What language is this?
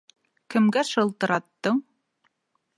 Bashkir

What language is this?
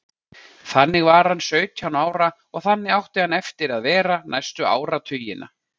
Icelandic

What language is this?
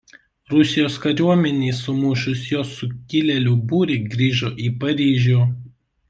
Lithuanian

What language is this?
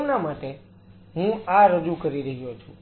Gujarati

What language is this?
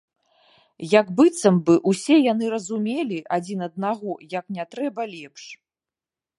Belarusian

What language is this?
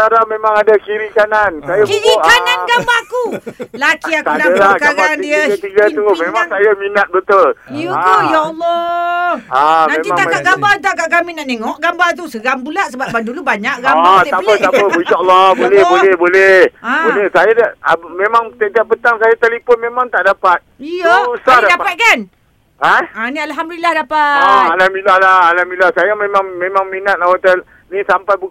Malay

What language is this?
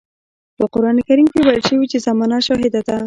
Pashto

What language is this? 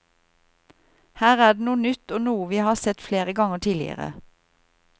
Norwegian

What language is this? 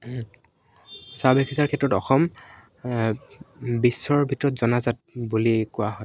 Assamese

